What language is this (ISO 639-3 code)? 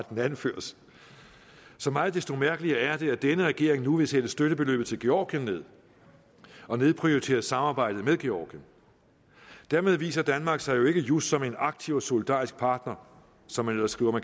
dan